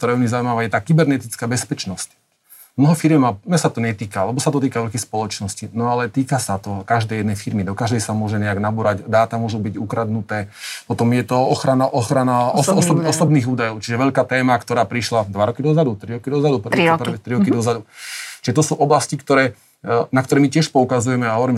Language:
Slovak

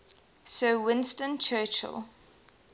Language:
English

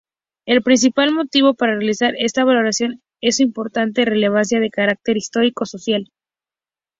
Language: Spanish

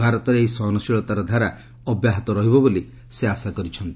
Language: Odia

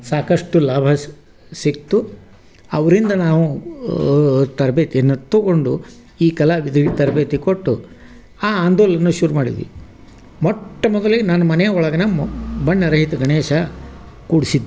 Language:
Kannada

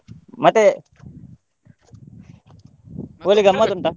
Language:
Kannada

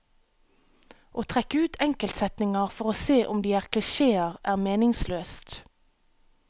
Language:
Norwegian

